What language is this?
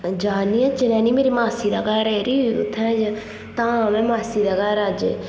Dogri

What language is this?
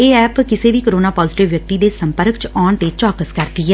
Punjabi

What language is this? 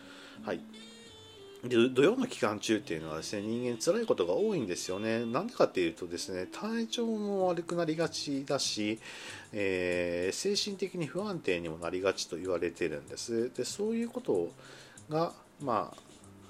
Japanese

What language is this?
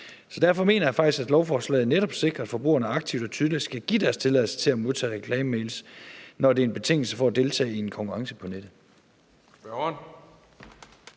Danish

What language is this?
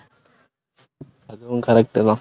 Tamil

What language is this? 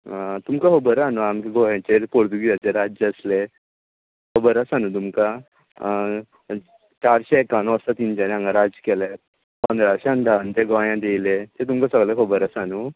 Konkani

